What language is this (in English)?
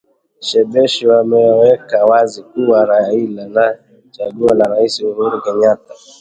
Swahili